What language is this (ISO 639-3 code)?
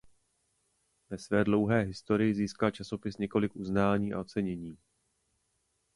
ces